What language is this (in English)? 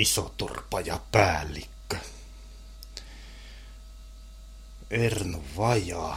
Finnish